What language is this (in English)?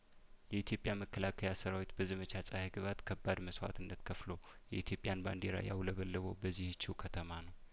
Amharic